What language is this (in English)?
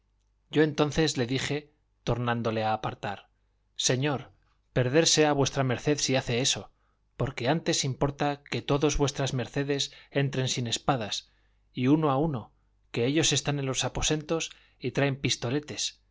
Spanish